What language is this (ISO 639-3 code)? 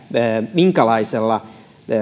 fin